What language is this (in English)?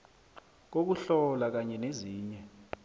South Ndebele